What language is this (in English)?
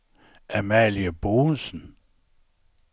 Danish